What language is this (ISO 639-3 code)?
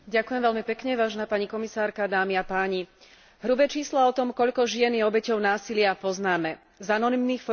slk